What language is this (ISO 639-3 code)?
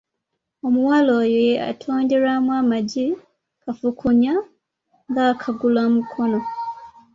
lug